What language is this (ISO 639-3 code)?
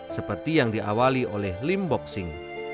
ind